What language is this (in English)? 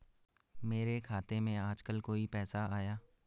Hindi